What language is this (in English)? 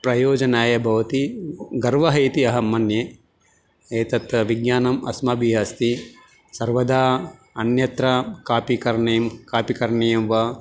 Sanskrit